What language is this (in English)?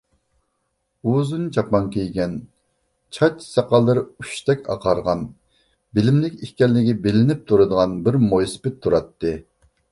Uyghur